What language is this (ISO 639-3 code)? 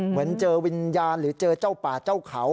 tha